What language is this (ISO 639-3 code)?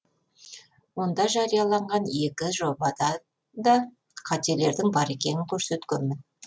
kaz